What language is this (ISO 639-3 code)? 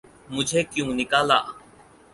urd